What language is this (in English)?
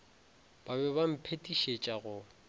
Northern Sotho